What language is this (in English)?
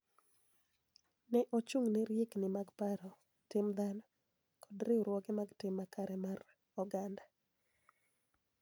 Luo (Kenya and Tanzania)